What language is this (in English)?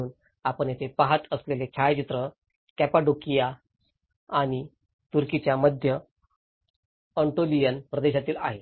Marathi